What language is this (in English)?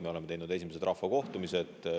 Estonian